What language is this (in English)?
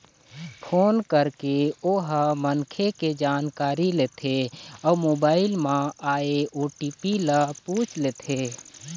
Chhattisgarhi